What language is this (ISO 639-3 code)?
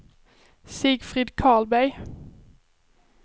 swe